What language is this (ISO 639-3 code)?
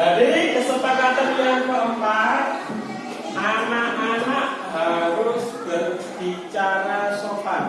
ind